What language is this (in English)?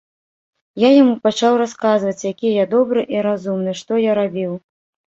Belarusian